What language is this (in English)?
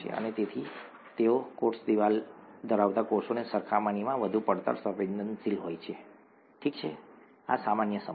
Gujarati